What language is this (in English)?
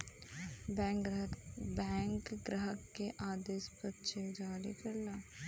Bhojpuri